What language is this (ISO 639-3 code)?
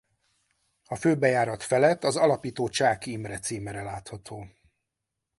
hun